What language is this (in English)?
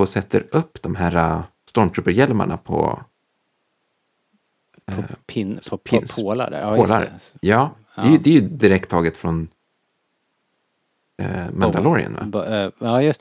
Swedish